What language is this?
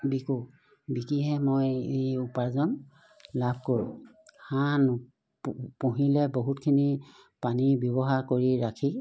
Assamese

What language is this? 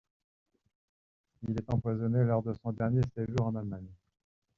French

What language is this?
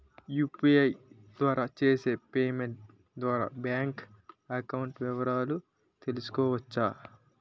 Telugu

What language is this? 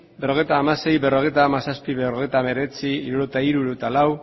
Basque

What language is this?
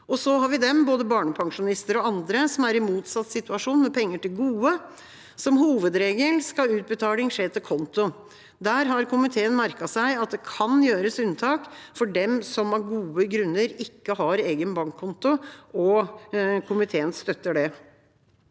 Norwegian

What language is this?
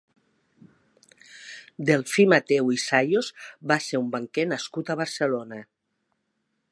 Catalan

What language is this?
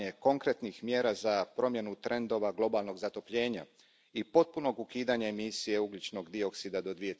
Croatian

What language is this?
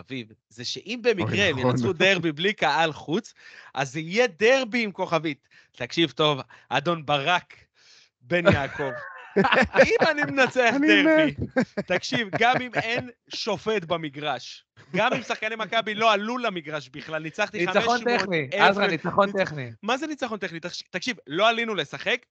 Hebrew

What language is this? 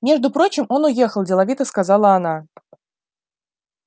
Russian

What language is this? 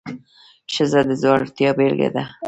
Pashto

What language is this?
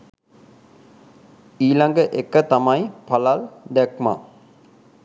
Sinhala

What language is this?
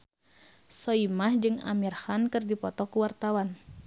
Sundanese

